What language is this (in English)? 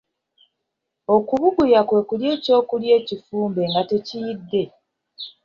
Ganda